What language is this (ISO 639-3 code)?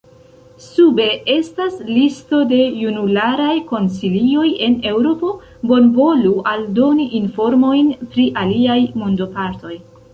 epo